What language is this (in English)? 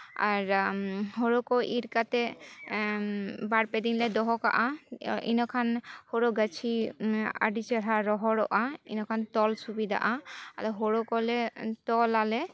Santali